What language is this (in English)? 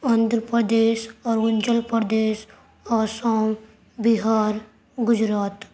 Urdu